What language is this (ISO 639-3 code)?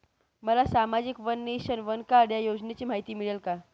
mar